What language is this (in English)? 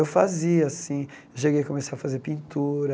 Portuguese